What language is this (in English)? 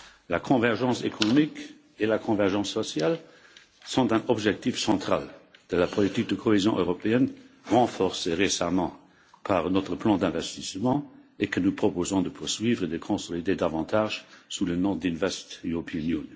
French